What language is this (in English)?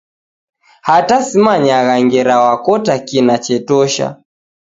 Taita